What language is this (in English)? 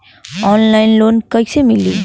Bhojpuri